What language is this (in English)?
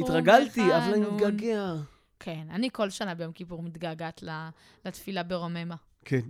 Hebrew